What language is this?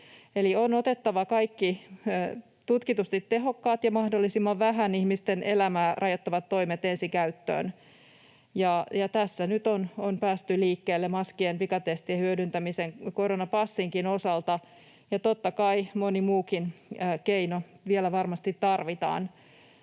Finnish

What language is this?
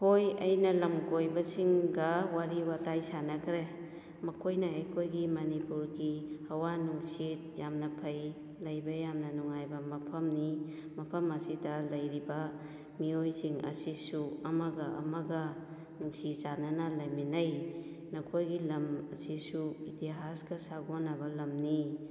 Manipuri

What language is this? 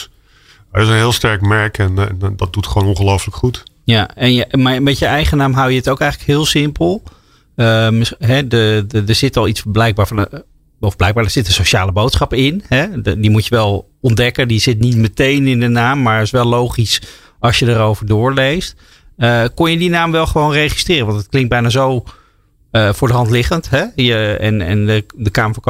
Dutch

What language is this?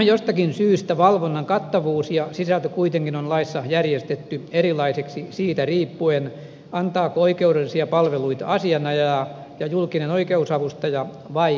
Finnish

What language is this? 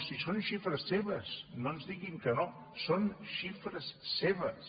Catalan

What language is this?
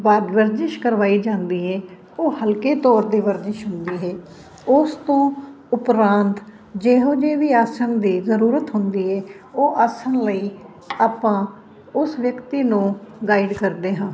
Punjabi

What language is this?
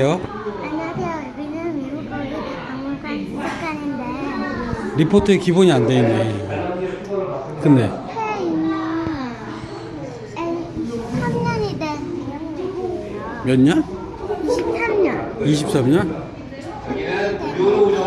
Korean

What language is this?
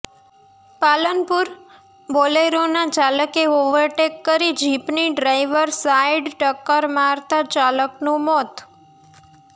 Gujarati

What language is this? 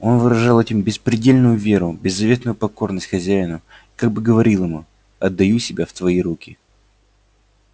Russian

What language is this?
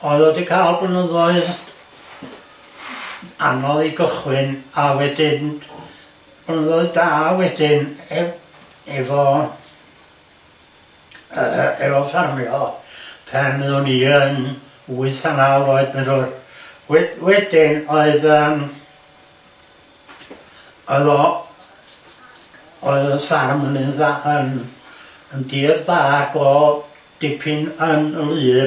Welsh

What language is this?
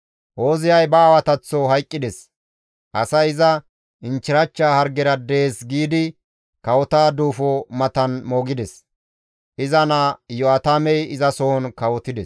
Gamo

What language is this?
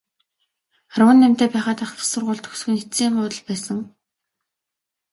Mongolian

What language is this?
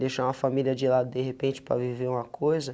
Portuguese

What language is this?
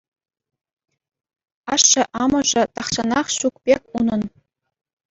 Chuvash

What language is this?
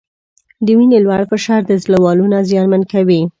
Pashto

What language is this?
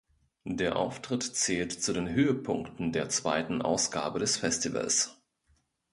German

